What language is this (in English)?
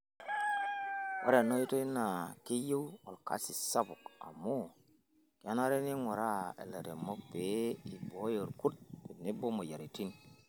Masai